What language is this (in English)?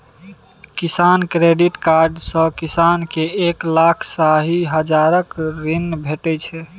Maithili